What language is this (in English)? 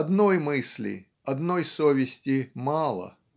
Russian